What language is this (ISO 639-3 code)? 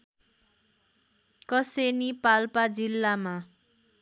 nep